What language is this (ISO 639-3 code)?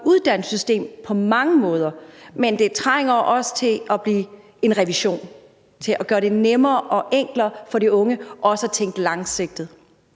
dan